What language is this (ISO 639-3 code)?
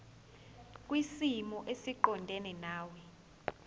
zul